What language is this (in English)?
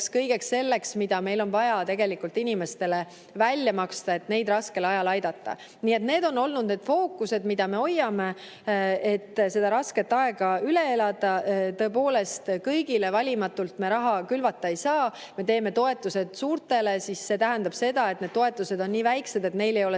Estonian